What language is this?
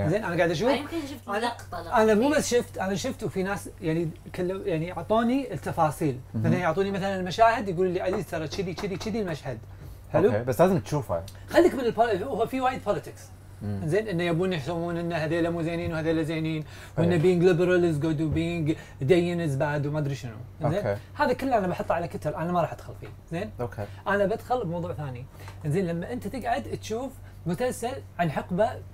Arabic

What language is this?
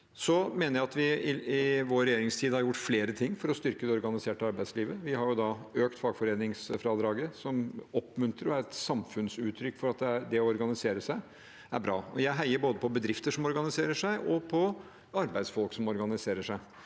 Norwegian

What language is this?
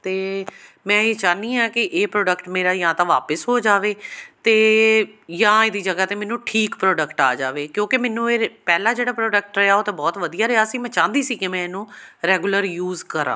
Punjabi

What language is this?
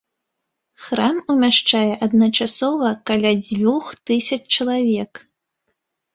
Belarusian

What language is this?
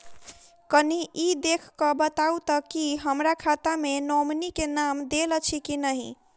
Maithili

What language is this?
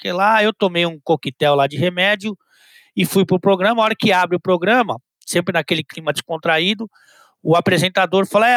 Portuguese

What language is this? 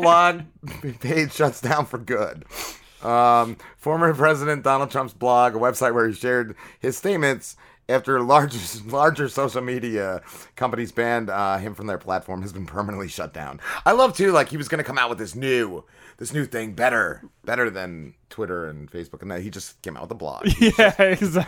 English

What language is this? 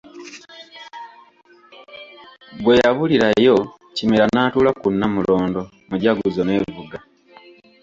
Ganda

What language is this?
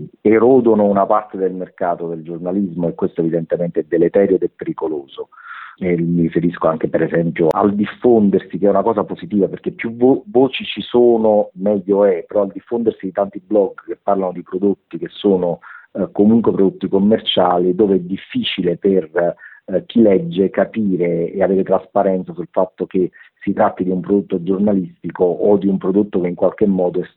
Italian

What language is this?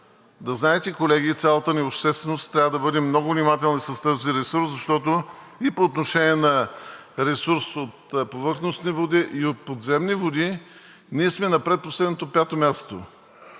Bulgarian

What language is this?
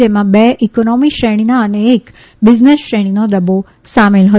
Gujarati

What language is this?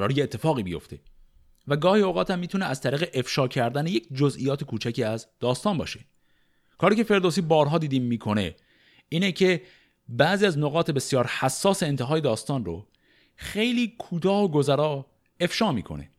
Persian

